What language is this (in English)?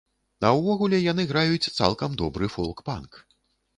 Belarusian